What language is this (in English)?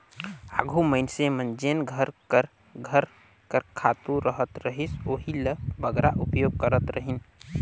Chhattisgarhi